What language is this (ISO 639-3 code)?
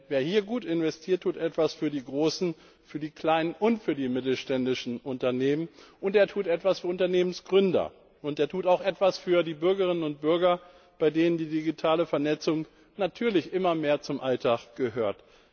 deu